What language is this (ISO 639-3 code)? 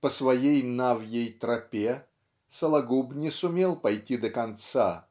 rus